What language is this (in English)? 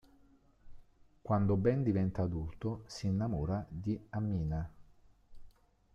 Italian